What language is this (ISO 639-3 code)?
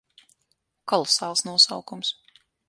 lav